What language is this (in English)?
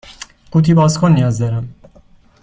Persian